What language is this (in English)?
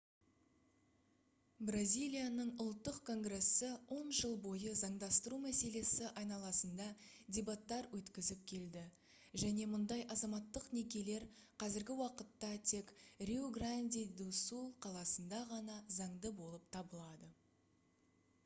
Kazakh